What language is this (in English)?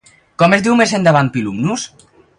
Catalan